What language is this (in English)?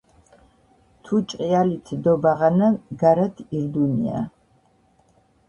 Georgian